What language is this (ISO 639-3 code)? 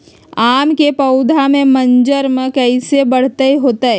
mag